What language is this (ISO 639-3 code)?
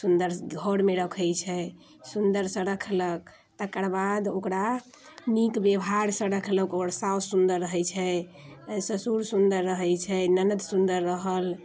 mai